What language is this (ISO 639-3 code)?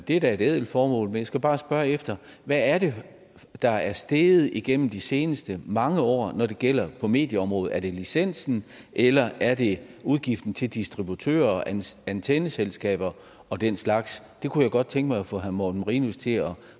dan